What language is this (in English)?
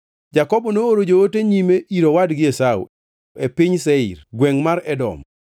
Luo (Kenya and Tanzania)